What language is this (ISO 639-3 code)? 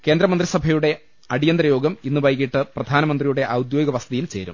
mal